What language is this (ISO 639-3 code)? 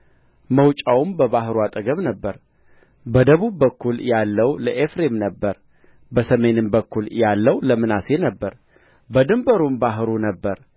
amh